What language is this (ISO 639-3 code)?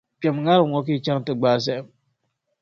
dag